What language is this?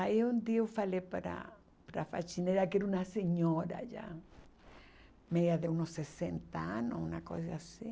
Portuguese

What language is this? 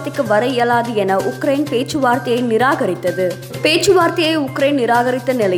Tamil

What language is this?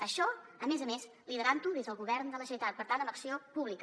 Catalan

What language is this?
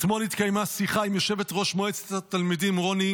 Hebrew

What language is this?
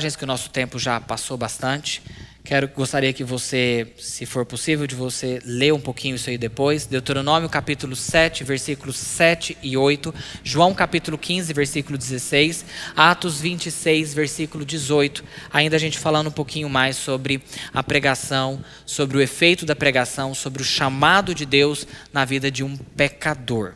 Portuguese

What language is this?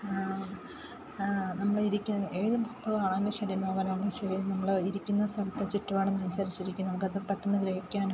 Malayalam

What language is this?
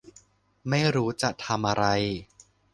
Thai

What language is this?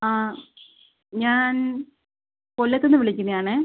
Malayalam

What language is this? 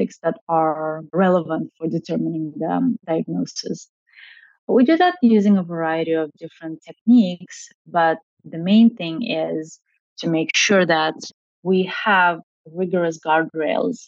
English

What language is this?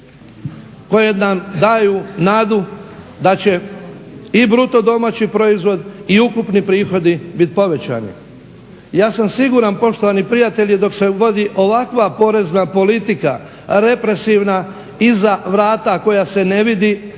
Croatian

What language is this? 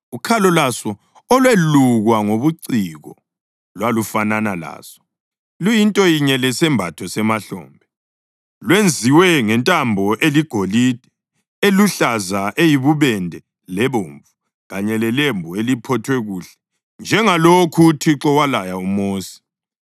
North Ndebele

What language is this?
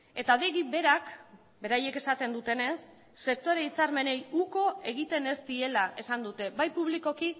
Basque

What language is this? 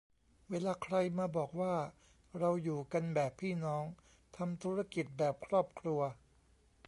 Thai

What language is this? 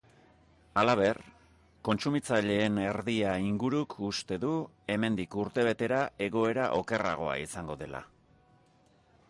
Basque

